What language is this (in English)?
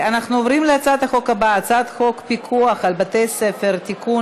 Hebrew